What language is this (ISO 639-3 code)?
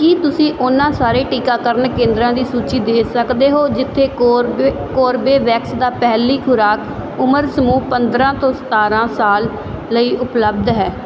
pan